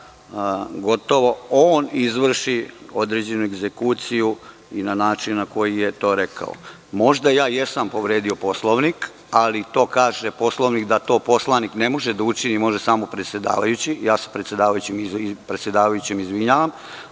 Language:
Serbian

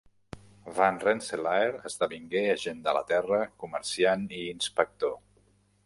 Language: Catalan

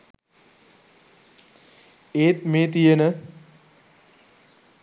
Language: Sinhala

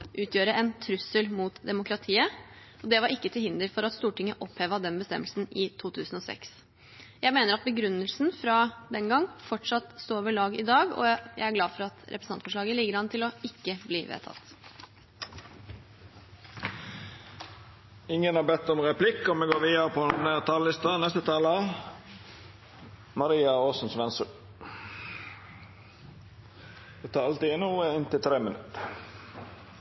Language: Norwegian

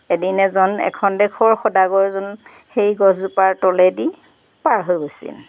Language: Assamese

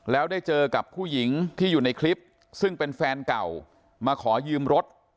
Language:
Thai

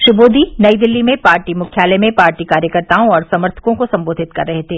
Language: Hindi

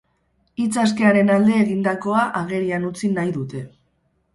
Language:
Basque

